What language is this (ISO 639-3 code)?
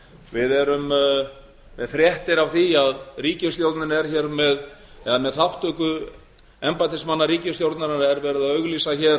isl